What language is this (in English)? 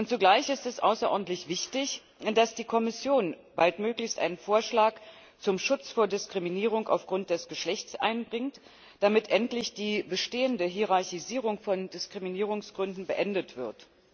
German